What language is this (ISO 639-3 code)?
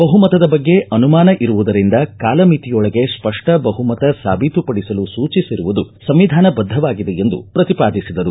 kan